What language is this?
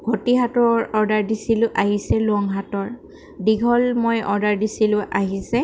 Assamese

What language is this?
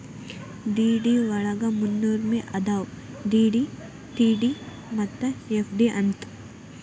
Kannada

